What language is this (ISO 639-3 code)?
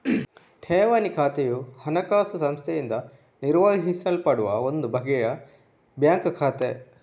kan